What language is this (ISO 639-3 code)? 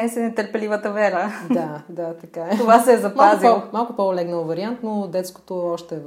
bul